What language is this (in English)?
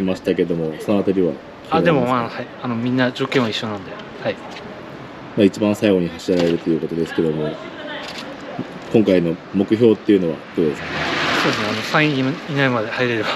Japanese